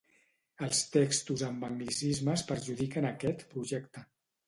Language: Catalan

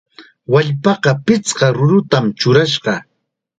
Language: Chiquián Ancash Quechua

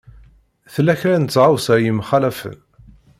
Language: Kabyle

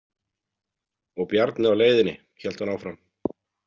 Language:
Icelandic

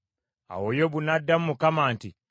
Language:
Ganda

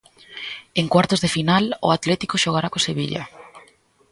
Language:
Galician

